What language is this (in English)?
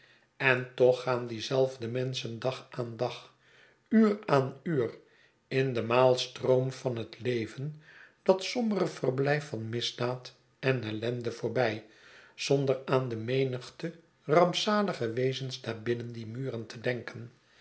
Dutch